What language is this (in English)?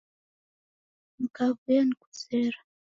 Taita